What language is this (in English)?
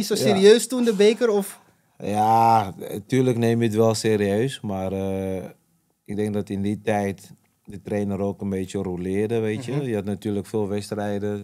Dutch